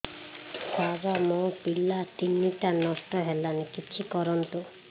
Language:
Odia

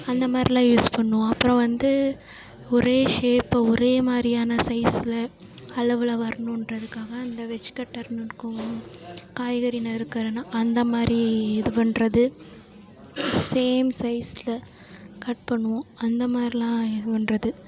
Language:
Tamil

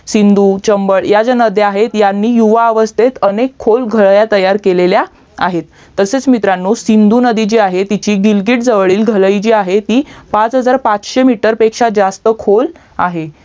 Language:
Marathi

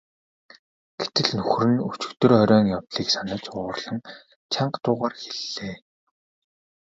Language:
Mongolian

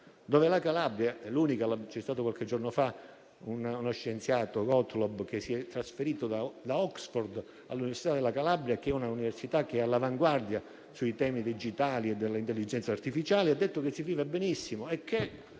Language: Italian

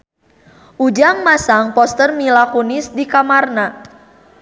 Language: Sundanese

